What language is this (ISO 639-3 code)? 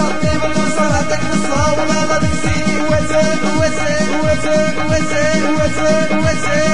ara